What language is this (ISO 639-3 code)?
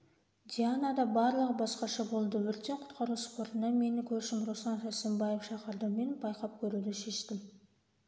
kaz